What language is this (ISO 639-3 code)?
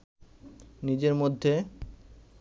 ben